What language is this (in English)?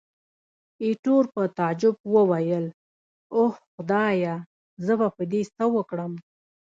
Pashto